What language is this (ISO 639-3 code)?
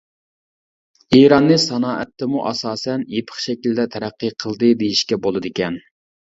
uig